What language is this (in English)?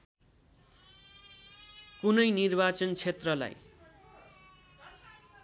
Nepali